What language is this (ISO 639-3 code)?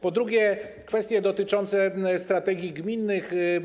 pol